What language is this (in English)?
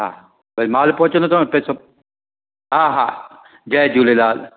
Sindhi